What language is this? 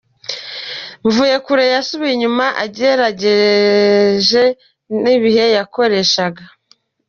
Kinyarwanda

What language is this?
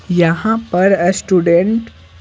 Hindi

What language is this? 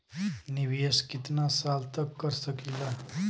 Bhojpuri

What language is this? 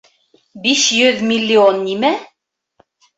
Bashkir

